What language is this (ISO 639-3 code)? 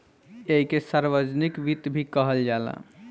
bho